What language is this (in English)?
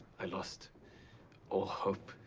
English